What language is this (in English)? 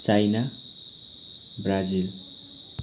Nepali